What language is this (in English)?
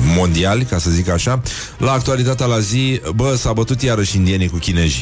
Romanian